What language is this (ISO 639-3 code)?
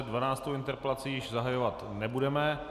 ces